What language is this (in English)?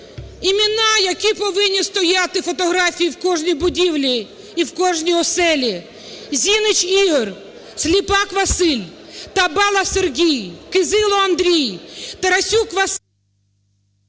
Ukrainian